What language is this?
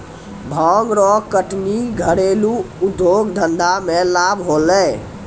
Maithili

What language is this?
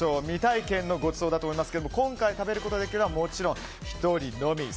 Japanese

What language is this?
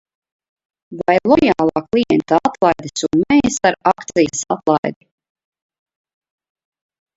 Latvian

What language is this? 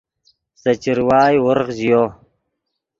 Yidgha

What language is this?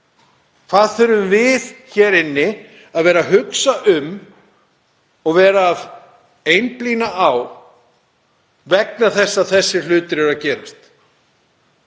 Icelandic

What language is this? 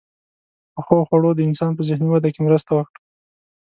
Pashto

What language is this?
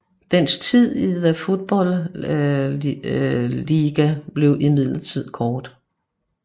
Danish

